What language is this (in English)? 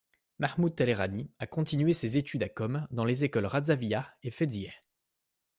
French